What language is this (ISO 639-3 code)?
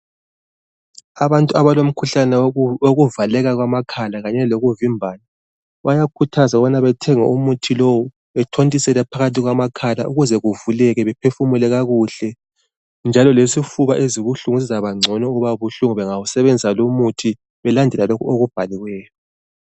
nde